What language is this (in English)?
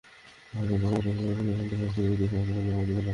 Bangla